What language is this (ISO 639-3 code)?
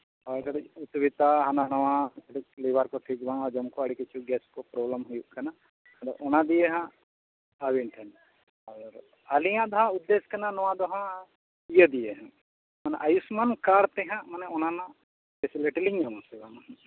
sat